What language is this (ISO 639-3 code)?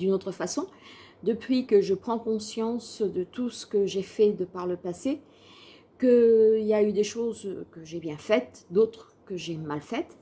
fra